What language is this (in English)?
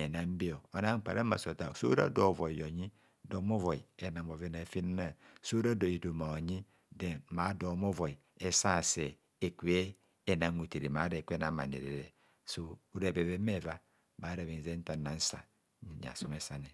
Kohumono